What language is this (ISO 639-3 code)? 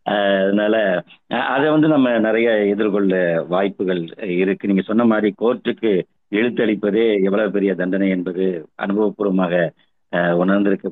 tam